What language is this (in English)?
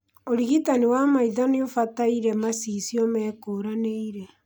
Kikuyu